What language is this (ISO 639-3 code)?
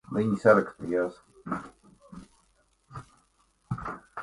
lav